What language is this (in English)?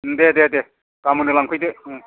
Bodo